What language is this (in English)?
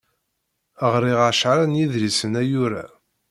Kabyle